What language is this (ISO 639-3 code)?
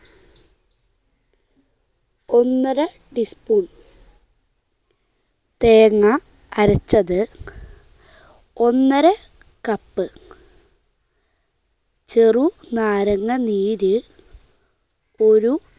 mal